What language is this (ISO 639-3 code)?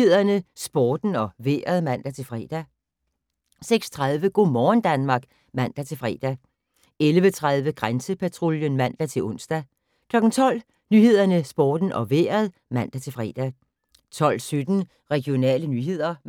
dan